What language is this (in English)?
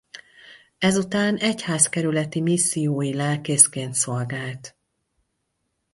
Hungarian